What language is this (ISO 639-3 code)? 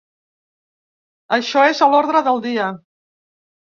cat